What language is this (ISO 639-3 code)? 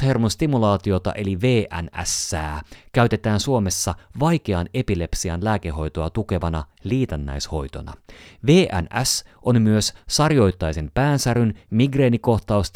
fin